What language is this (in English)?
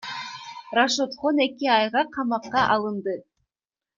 Kyrgyz